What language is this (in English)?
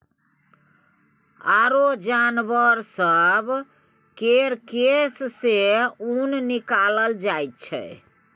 Maithili